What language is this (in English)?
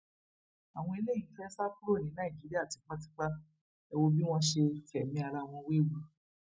Yoruba